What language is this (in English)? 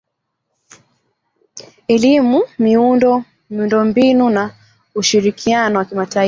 Swahili